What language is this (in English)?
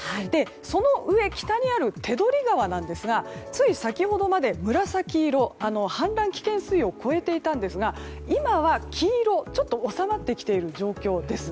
Japanese